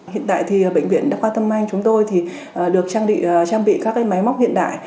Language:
Vietnamese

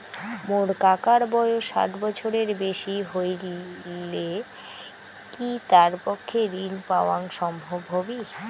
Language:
Bangla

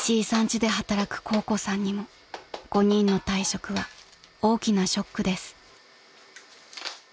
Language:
Japanese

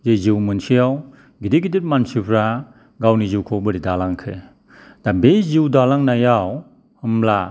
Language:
Bodo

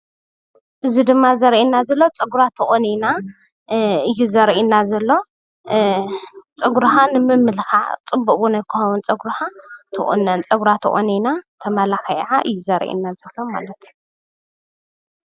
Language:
Tigrinya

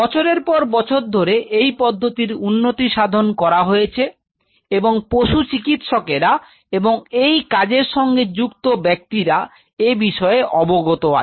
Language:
Bangla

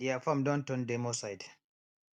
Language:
Nigerian Pidgin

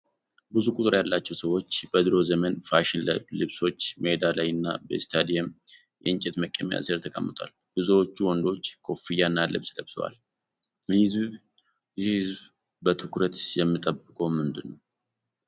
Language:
Amharic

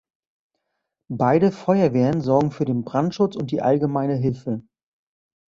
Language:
German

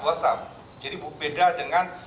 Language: Indonesian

